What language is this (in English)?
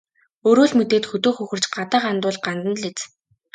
Mongolian